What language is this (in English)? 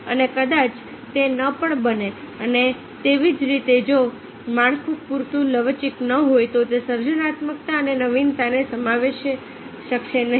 Gujarati